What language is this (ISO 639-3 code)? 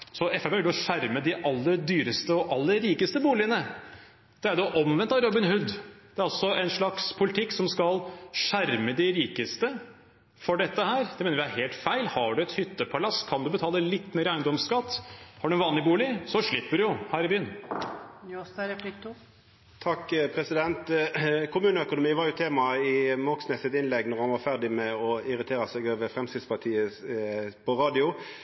nor